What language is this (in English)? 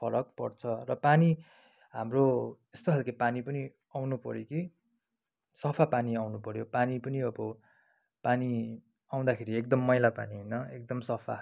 Nepali